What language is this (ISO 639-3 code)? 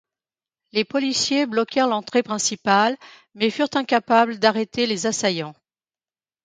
fra